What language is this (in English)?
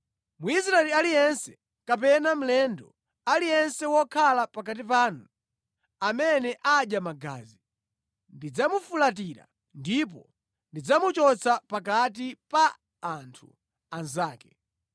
Nyanja